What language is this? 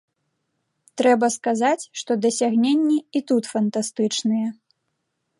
Belarusian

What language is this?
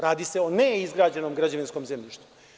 Serbian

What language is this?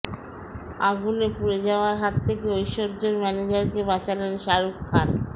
Bangla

